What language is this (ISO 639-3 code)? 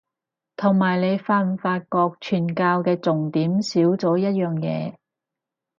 yue